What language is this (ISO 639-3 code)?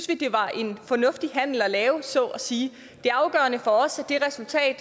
dan